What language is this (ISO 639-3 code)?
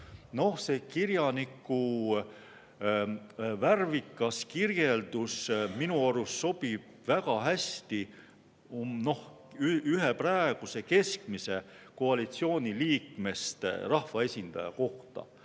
est